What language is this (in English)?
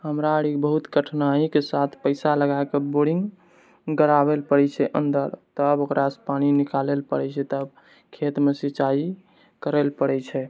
Maithili